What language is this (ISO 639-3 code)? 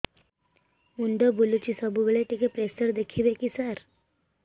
ori